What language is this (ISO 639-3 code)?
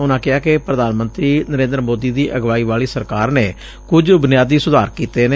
pan